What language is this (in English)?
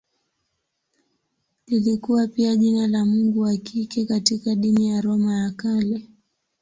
Swahili